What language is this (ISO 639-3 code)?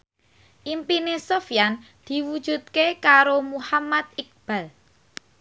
jav